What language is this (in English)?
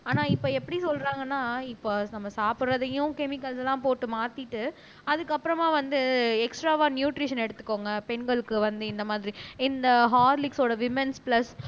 Tamil